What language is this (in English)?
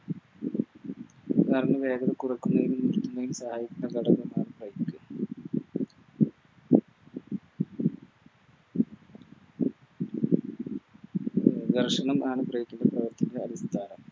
Malayalam